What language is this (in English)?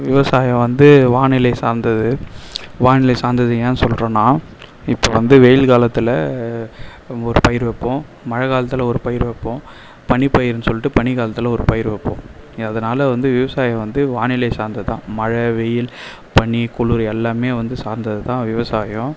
Tamil